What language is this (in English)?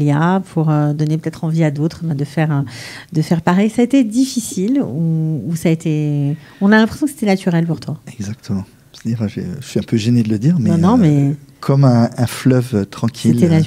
French